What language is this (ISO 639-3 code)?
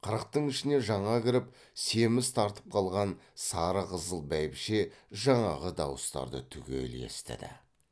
kaz